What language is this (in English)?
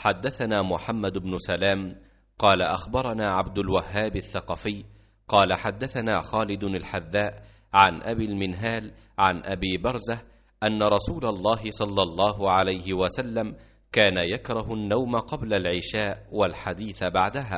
Arabic